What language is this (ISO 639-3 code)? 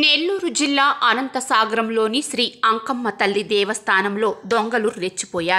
hin